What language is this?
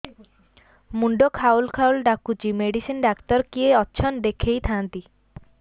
Odia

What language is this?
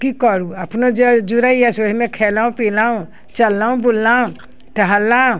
Maithili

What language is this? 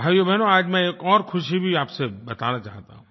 Hindi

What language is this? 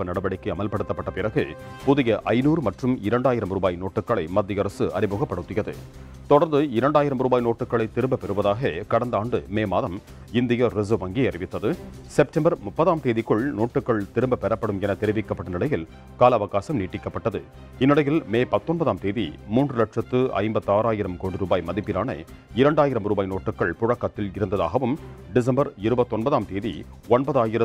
Norwegian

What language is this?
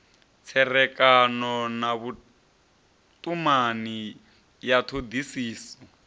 Venda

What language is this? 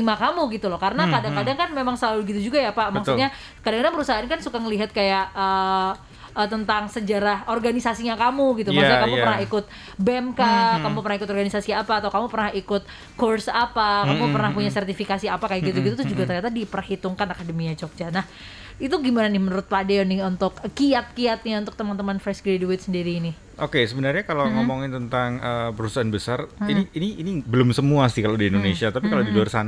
Indonesian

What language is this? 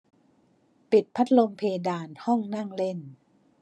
Thai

